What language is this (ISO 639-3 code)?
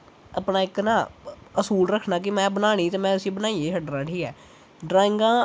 doi